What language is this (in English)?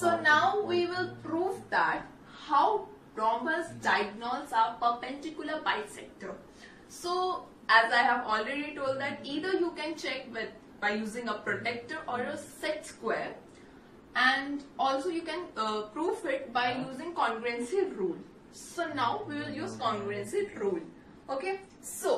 English